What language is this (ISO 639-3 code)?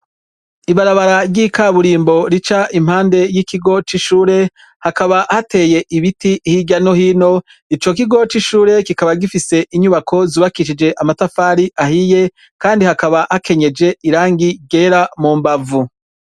run